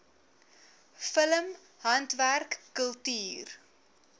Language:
Afrikaans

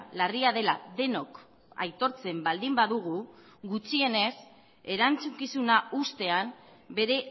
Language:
Basque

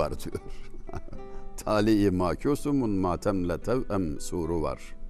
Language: Turkish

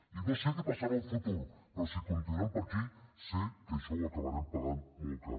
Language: Catalan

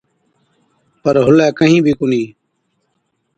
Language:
Od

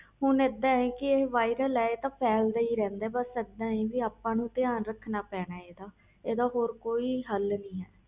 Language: Punjabi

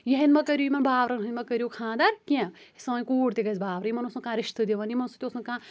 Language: Kashmiri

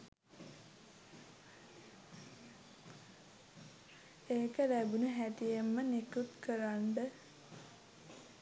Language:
Sinhala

